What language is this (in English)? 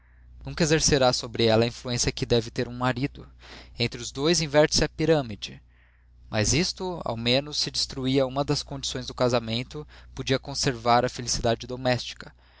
Portuguese